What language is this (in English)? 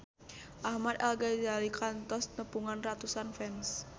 Sundanese